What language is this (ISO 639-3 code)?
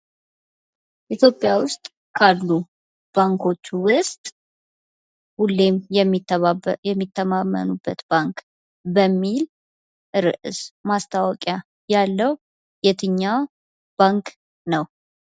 amh